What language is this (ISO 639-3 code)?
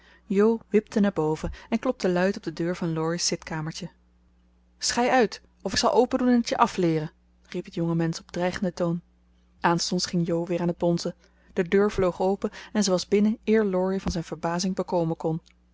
nld